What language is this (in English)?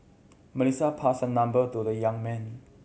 English